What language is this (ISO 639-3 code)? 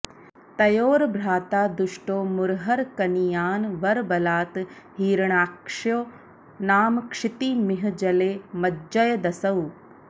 san